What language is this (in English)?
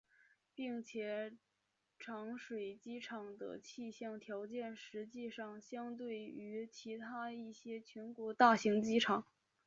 Chinese